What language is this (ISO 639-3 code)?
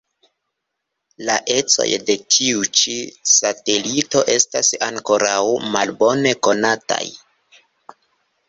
epo